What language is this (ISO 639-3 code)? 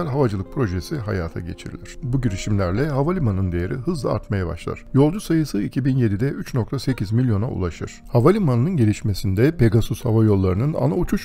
tur